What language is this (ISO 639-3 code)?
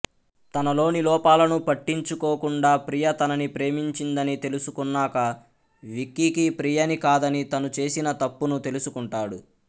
tel